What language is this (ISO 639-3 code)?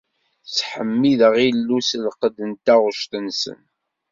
kab